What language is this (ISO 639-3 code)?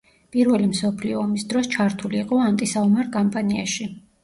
kat